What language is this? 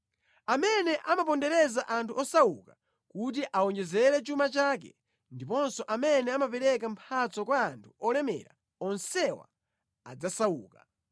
Nyanja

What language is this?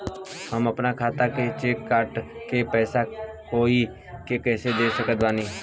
Bhojpuri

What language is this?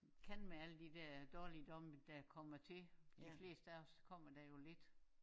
Danish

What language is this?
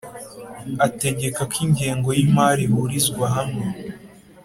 Kinyarwanda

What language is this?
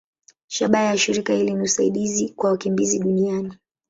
Swahili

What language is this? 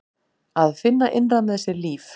Icelandic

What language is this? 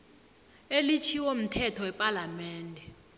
South Ndebele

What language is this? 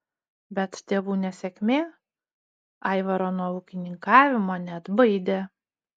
Lithuanian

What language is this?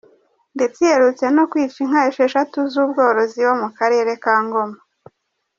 Kinyarwanda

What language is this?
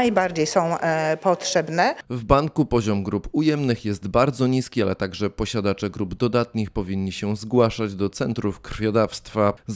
Polish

